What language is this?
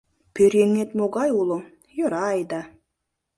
Mari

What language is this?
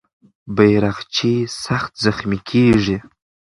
Pashto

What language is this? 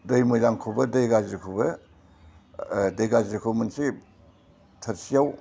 Bodo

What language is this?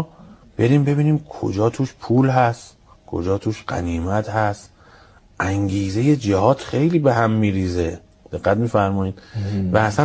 Persian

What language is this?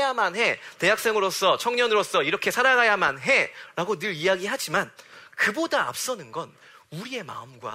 Korean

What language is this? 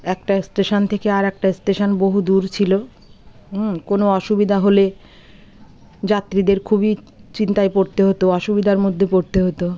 Bangla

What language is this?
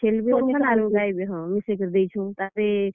Odia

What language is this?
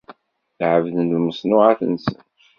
Kabyle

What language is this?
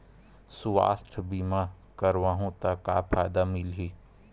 Chhattisgarhi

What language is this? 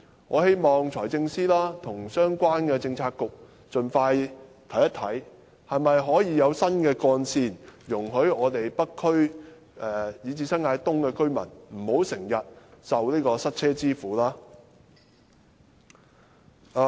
Cantonese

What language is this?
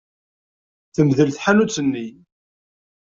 Kabyle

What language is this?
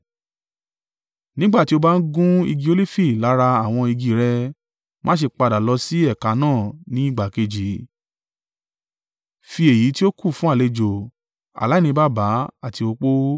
Yoruba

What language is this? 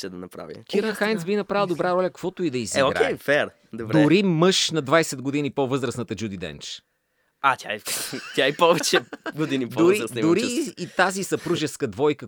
Bulgarian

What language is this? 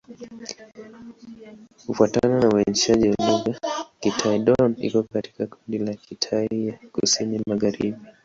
Swahili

